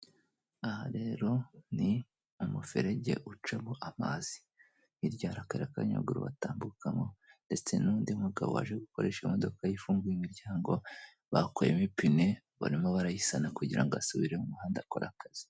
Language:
Kinyarwanda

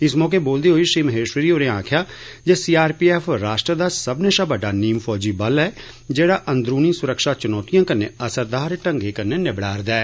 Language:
Dogri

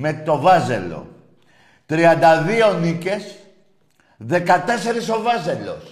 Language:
Greek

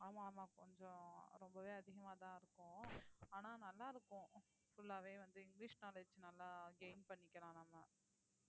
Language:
Tamil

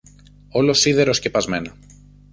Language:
Greek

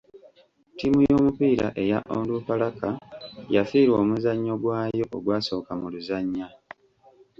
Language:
Ganda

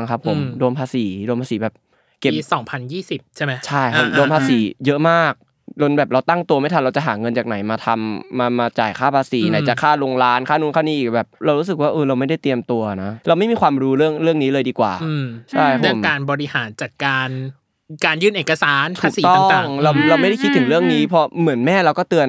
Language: Thai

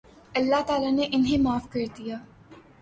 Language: Urdu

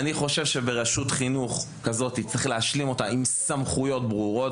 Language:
Hebrew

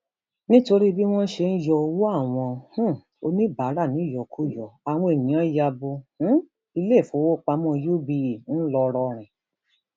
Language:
Yoruba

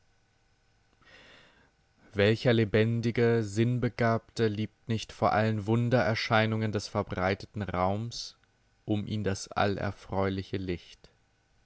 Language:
German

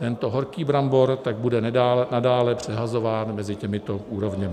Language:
Czech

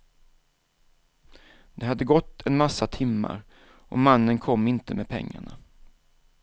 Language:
Swedish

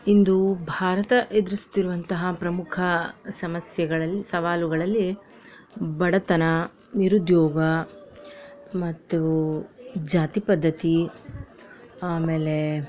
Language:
Kannada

